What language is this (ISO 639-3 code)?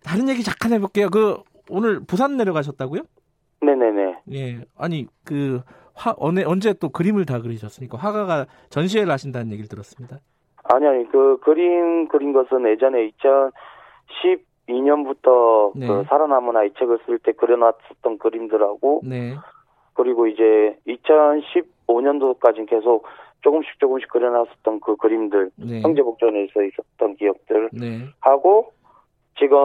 kor